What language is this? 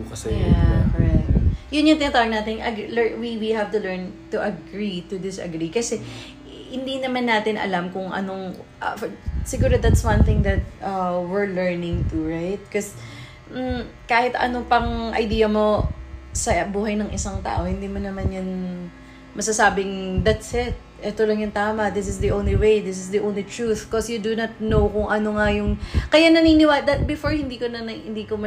Filipino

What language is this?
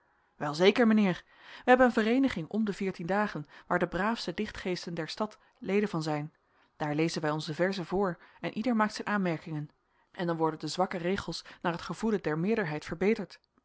Dutch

